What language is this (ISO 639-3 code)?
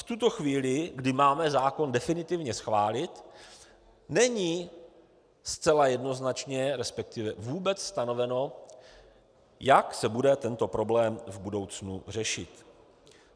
ces